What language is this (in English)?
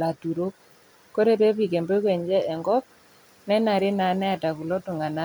Masai